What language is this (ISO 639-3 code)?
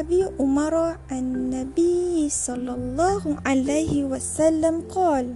msa